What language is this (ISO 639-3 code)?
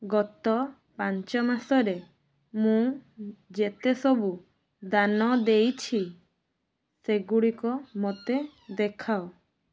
ori